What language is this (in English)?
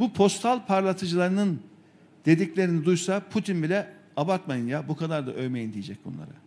Turkish